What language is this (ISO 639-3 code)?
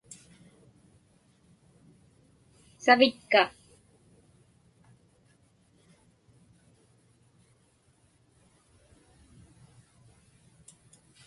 ipk